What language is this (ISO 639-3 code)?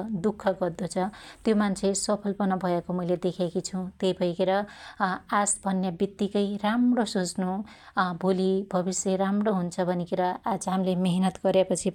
dty